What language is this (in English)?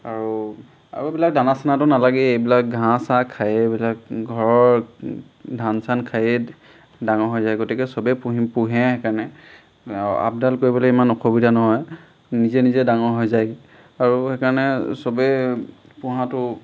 Assamese